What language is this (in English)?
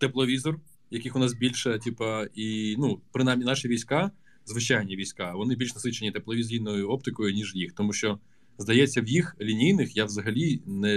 Ukrainian